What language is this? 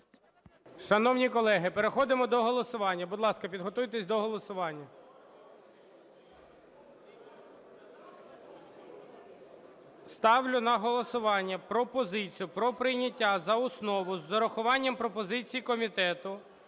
Ukrainian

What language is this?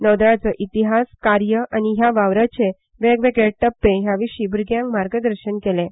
Konkani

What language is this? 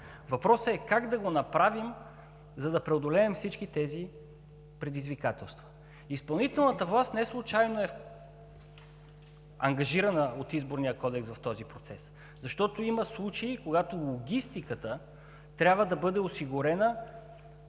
Bulgarian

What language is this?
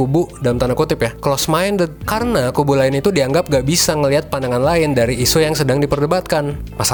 Indonesian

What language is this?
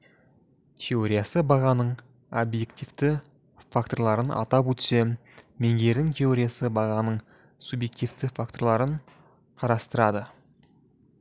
Kazakh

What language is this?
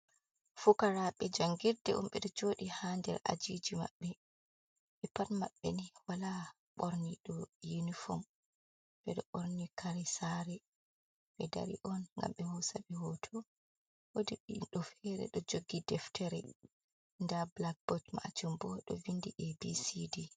Fula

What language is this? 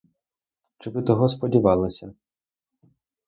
Ukrainian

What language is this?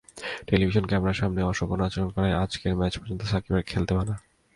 Bangla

